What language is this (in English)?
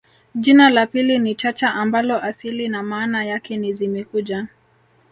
Swahili